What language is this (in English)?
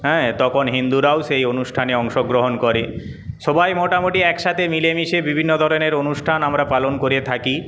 Bangla